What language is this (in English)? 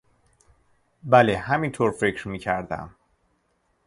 Persian